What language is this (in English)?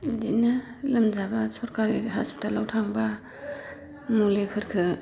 Bodo